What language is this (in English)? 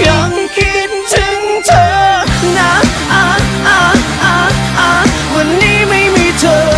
Thai